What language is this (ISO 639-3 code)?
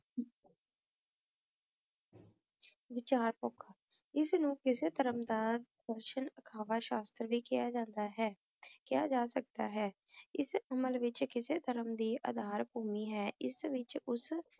pan